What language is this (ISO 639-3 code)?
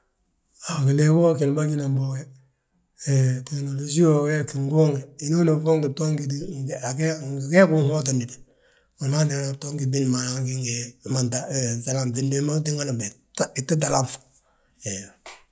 bjt